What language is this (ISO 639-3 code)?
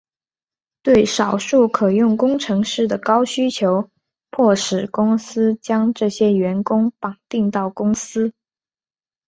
zho